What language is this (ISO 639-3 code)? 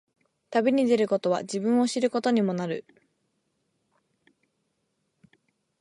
jpn